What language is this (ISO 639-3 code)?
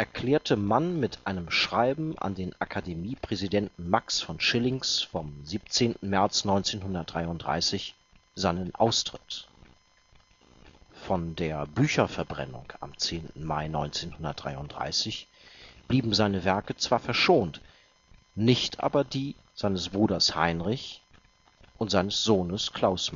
deu